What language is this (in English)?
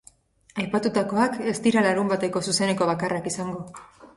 Basque